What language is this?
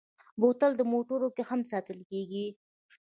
Pashto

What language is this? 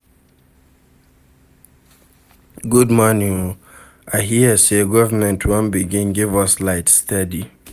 Nigerian Pidgin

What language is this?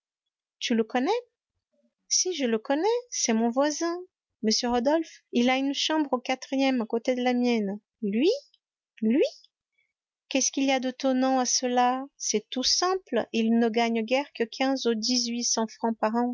French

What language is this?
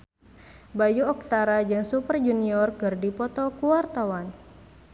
Sundanese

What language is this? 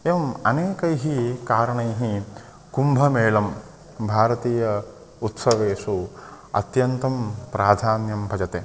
Sanskrit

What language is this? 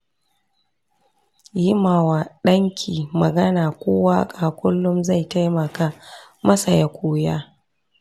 Hausa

